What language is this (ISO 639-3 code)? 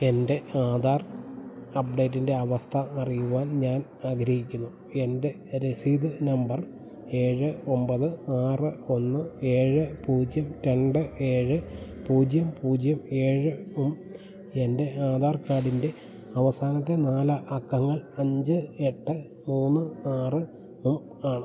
mal